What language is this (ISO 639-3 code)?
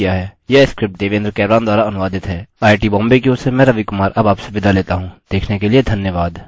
hin